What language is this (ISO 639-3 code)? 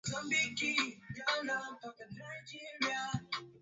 swa